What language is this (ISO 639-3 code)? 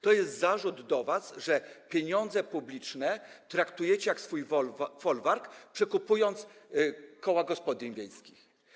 pol